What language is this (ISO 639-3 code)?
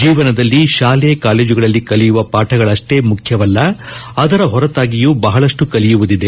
kan